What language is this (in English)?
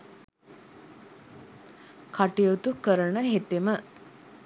Sinhala